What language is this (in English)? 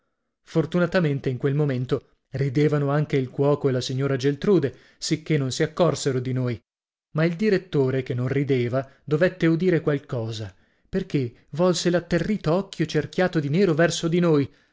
Italian